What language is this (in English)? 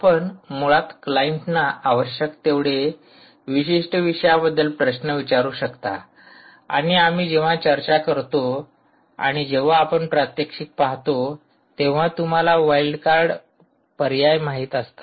Marathi